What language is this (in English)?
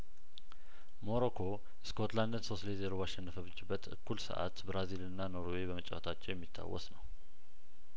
Amharic